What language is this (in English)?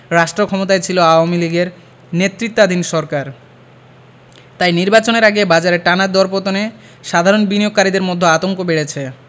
Bangla